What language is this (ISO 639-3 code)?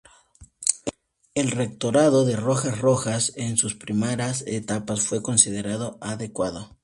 spa